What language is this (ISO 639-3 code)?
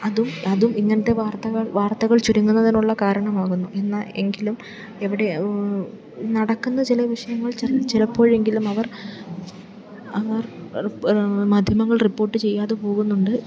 mal